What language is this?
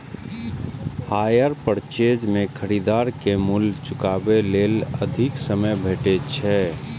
Maithili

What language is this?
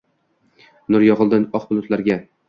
Uzbek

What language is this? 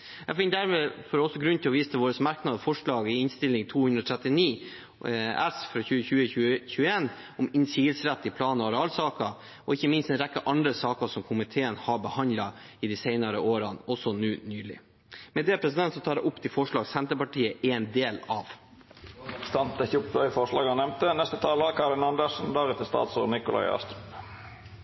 Norwegian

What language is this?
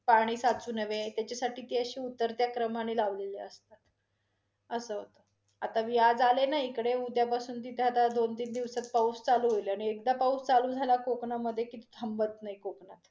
Marathi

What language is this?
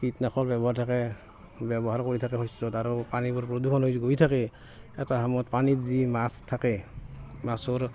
Assamese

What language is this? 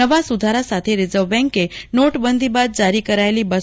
Gujarati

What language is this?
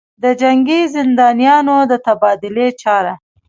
Pashto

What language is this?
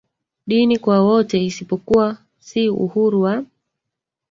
Swahili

